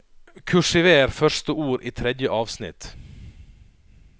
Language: Norwegian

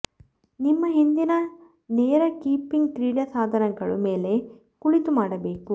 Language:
Kannada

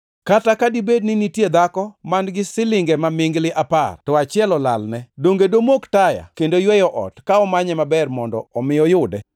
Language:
Luo (Kenya and Tanzania)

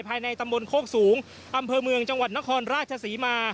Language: Thai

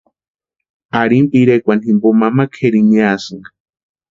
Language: Western Highland Purepecha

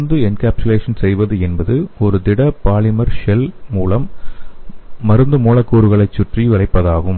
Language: Tamil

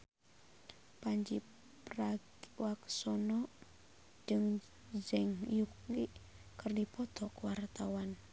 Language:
Sundanese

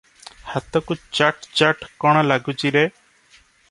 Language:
Odia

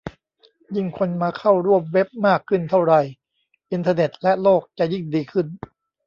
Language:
Thai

